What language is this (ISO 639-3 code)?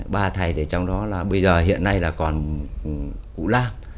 vie